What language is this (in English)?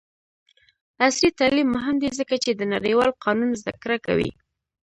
Pashto